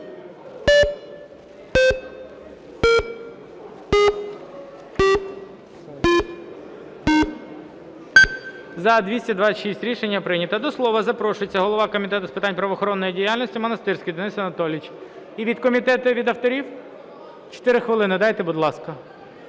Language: Ukrainian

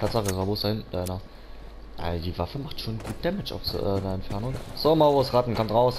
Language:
German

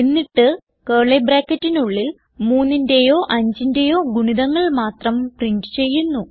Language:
Malayalam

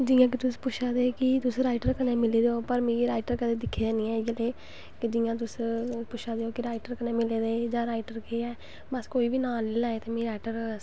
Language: Dogri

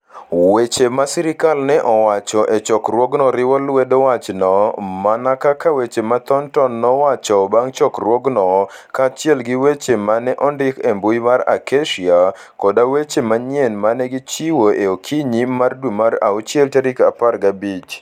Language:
Luo (Kenya and Tanzania)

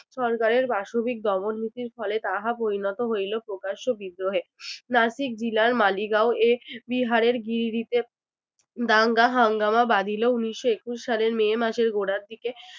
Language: Bangla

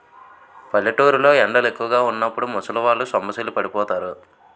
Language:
Telugu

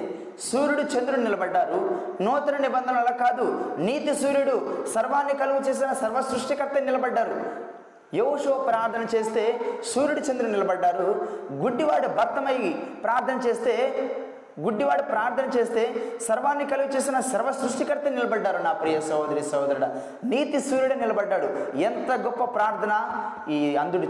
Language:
Telugu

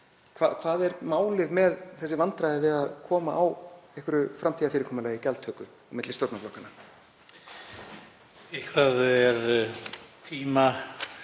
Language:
Icelandic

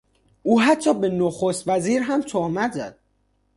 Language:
Persian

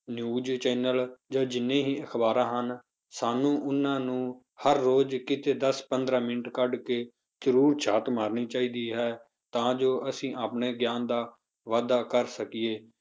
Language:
Punjabi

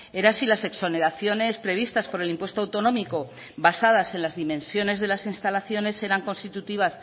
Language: Spanish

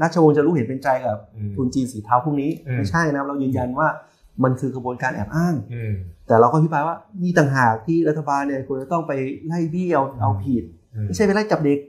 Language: Thai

